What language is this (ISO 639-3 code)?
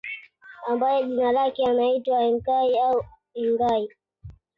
swa